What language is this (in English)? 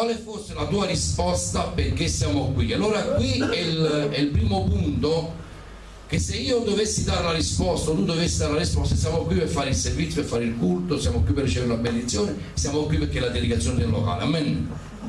Italian